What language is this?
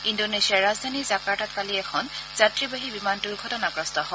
Assamese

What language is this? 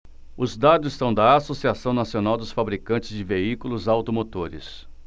Portuguese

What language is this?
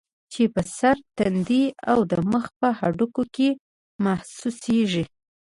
Pashto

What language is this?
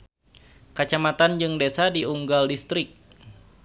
Sundanese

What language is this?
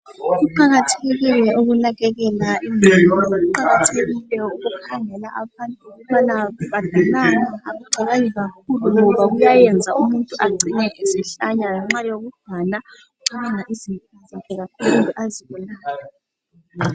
North Ndebele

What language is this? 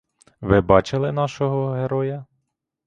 Ukrainian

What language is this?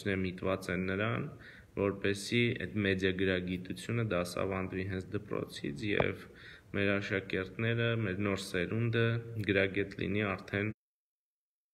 Dutch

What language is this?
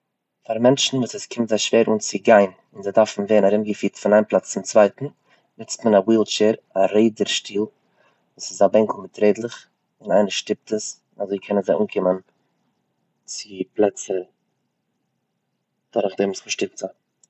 Yiddish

